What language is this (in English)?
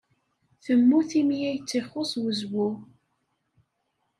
Kabyle